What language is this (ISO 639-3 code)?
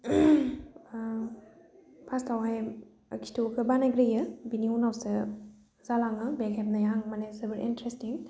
brx